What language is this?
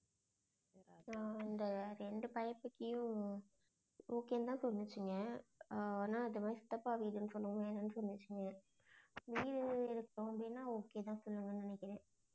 Tamil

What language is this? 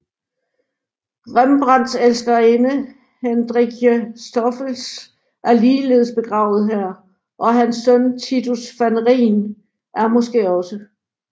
Danish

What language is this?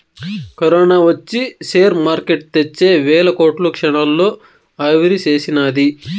Telugu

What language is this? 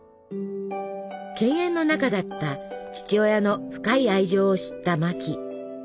Japanese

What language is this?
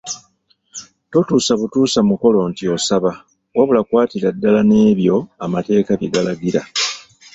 Ganda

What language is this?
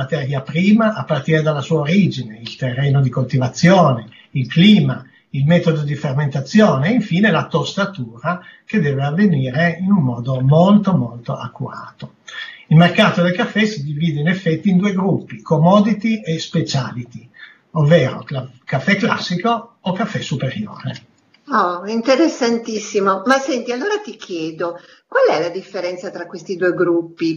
Italian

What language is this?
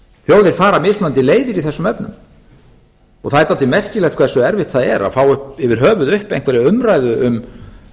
Icelandic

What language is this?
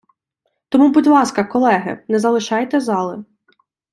Ukrainian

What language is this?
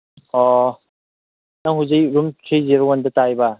Manipuri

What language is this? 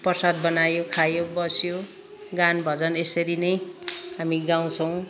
Nepali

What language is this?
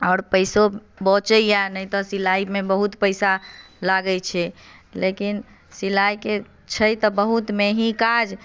Maithili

